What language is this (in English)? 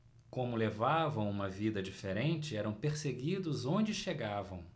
Portuguese